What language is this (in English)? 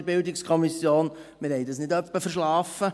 Swiss German